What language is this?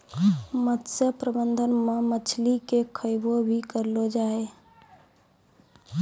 Maithili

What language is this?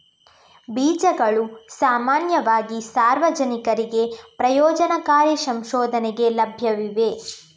Kannada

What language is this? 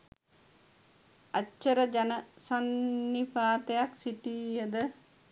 Sinhala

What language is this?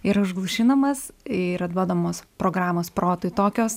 Lithuanian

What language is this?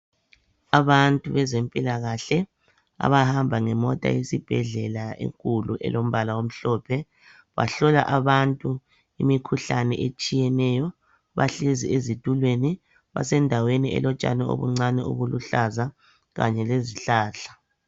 North Ndebele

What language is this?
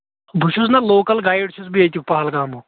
Kashmiri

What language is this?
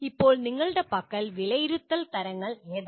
Malayalam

